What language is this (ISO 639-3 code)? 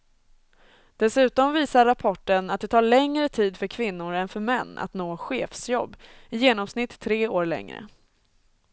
swe